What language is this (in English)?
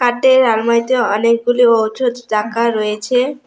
Bangla